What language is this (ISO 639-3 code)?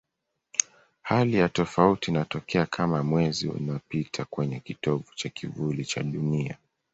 swa